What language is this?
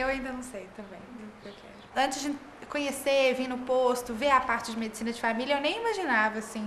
Portuguese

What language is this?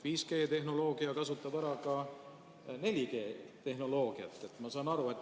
Estonian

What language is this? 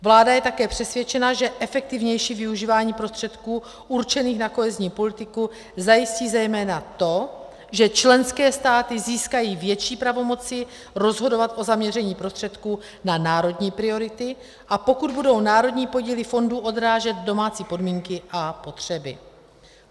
Czech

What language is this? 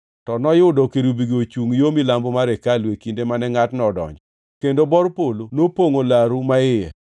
Luo (Kenya and Tanzania)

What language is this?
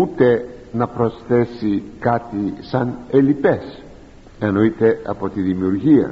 Greek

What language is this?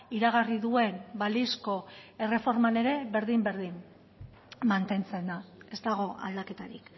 Basque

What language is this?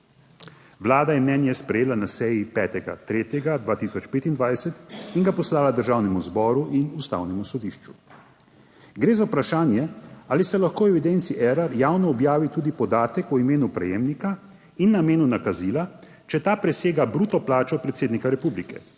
Slovenian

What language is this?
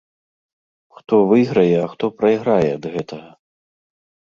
Belarusian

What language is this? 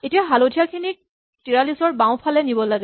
Assamese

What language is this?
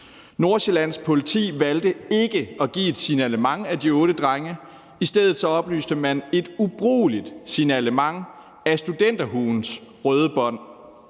Danish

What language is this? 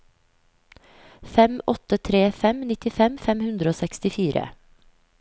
Norwegian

